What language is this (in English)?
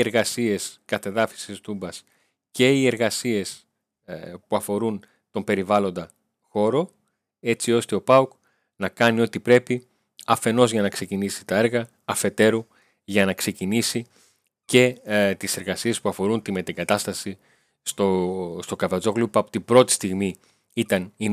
Greek